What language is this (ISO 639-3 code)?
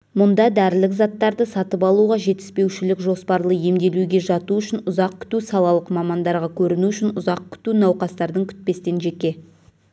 kaz